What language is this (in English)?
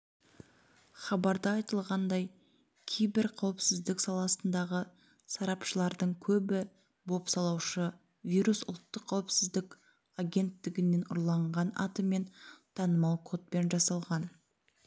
Kazakh